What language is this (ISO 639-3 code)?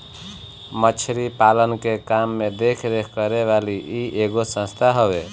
bho